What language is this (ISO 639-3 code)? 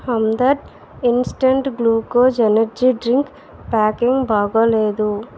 tel